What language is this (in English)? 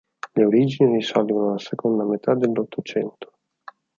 Italian